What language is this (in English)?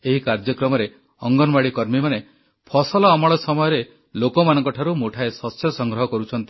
Odia